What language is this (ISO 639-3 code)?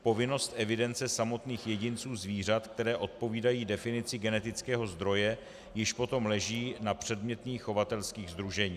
ces